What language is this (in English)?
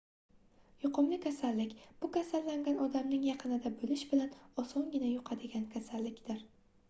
Uzbek